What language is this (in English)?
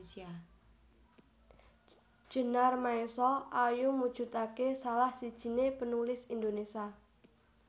Javanese